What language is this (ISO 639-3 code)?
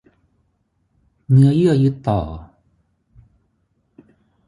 tha